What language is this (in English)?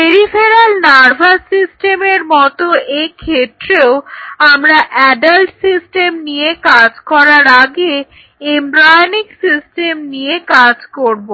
Bangla